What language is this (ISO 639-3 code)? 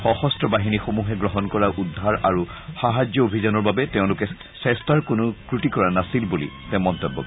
asm